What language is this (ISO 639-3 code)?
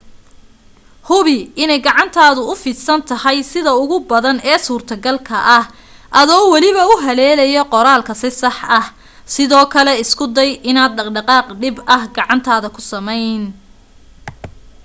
som